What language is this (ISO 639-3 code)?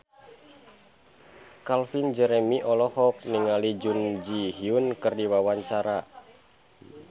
sun